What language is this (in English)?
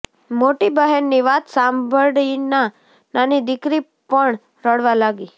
Gujarati